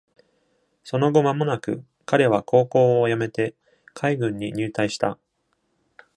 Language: Japanese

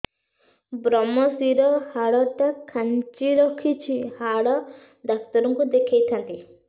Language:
Odia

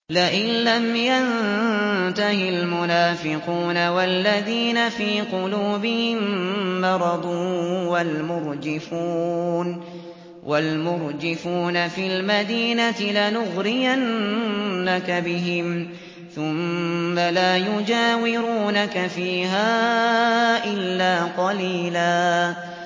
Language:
Arabic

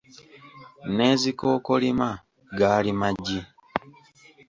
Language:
Ganda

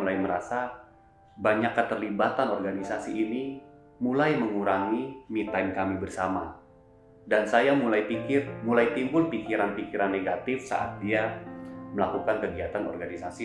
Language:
Indonesian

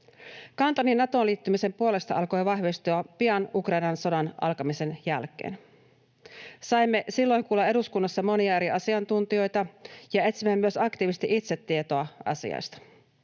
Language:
Finnish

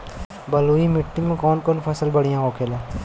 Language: Bhojpuri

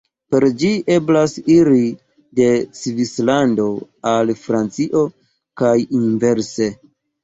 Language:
Esperanto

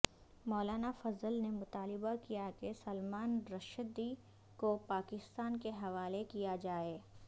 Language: Urdu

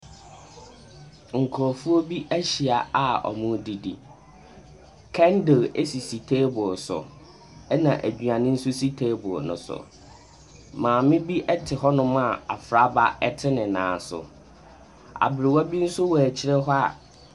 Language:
Akan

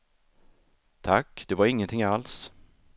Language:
Swedish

